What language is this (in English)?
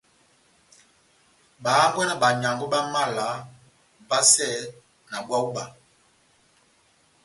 Batanga